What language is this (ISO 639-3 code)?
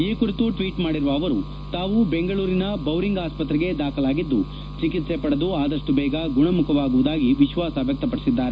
kan